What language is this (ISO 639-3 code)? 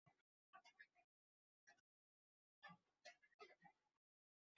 ben